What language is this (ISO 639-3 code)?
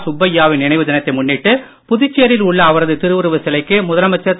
tam